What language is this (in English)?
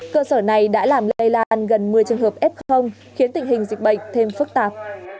Vietnamese